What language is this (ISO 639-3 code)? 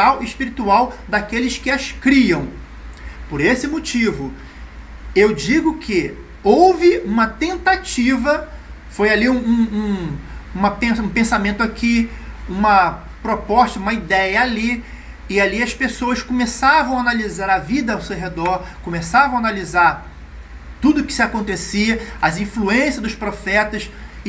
por